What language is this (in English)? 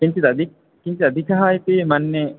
Sanskrit